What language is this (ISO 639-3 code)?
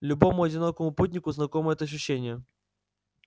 rus